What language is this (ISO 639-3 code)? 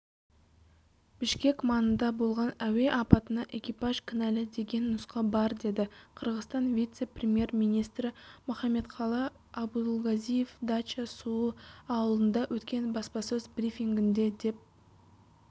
kaz